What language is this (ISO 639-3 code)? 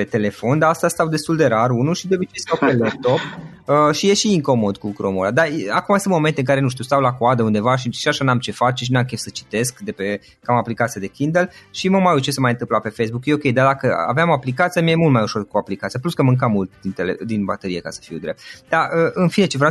ron